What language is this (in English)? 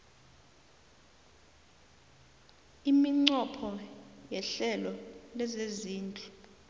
South Ndebele